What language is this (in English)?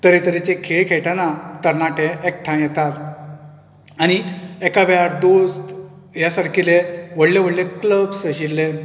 Konkani